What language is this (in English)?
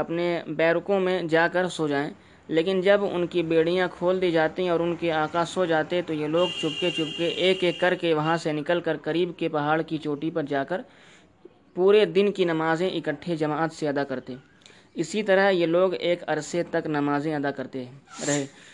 Urdu